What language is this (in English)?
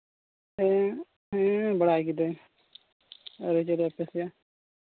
Santali